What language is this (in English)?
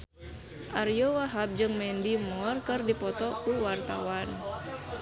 Sundanese